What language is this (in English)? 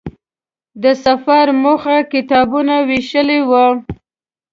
Pashto